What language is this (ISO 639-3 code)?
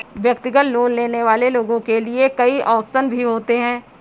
hin